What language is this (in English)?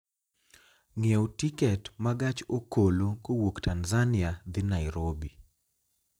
Luo (Kenya and Tanzania)